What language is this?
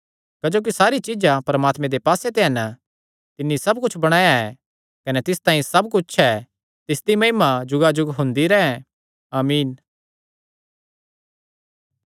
Kangri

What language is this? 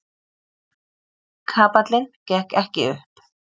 Icelandic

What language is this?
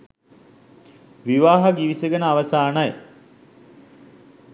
Sinhala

